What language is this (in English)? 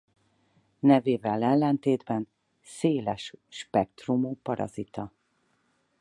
Hungarian